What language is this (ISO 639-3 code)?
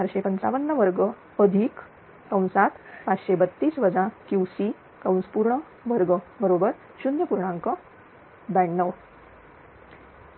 mar